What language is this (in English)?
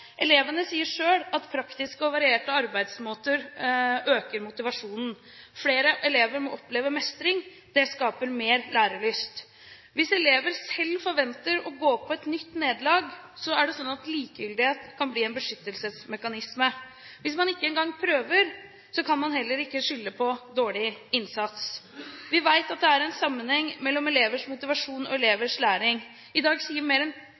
Norwegian Bokmål